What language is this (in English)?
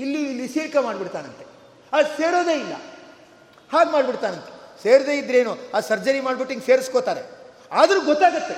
Kannada